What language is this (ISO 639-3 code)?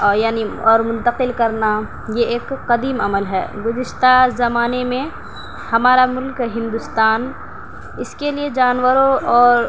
urd